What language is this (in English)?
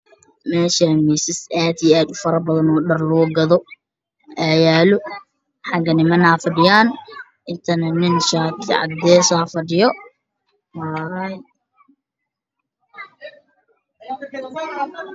Somali